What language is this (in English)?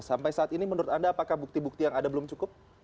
Indonesian